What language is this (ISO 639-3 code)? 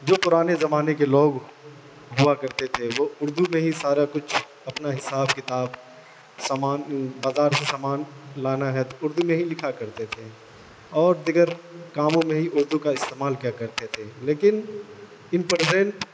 urd